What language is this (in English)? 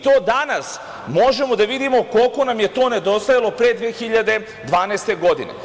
Serbian